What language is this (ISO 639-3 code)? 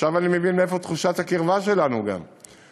heb